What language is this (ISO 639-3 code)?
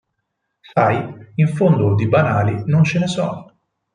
ita